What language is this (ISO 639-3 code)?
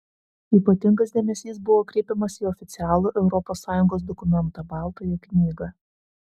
lit